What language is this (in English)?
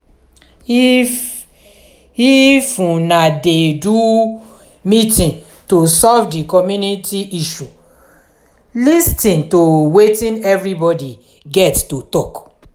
Nigerian Pidgin